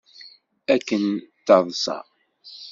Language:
Kabyle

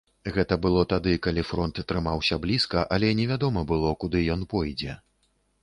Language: Belarusian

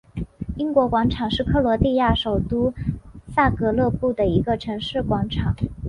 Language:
Chinese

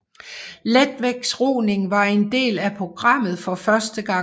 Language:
Danish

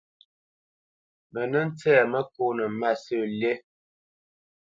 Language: Bamenyam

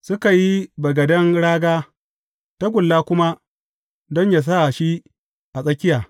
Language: Hausa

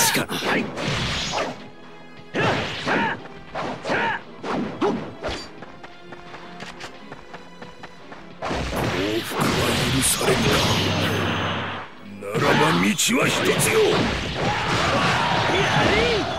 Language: Japanese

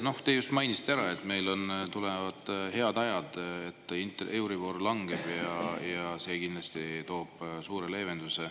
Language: Estonian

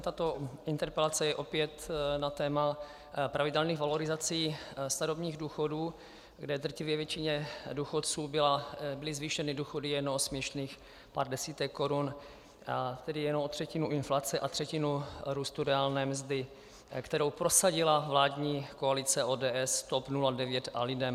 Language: Czech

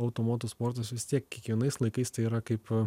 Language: Lithuanian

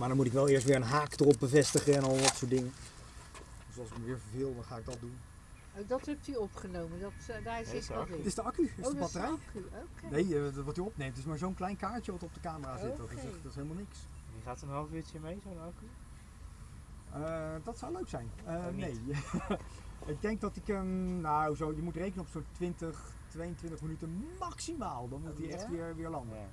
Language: Dutch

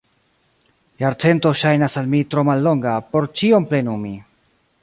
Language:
Esperanto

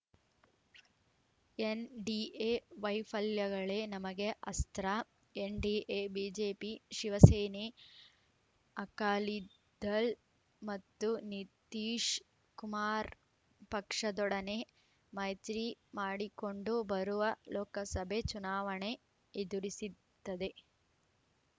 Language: Kannada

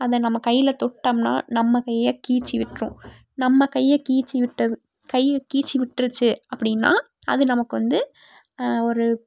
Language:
Tamil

